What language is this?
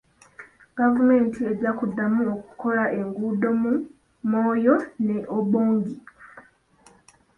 Ganda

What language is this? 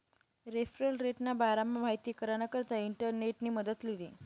Marathi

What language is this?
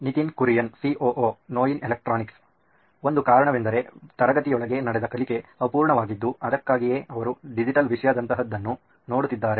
Kannada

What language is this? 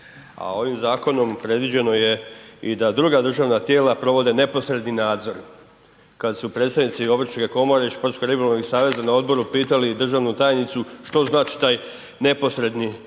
Croatian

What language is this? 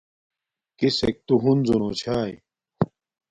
Domaaki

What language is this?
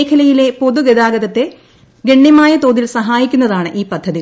Malayalam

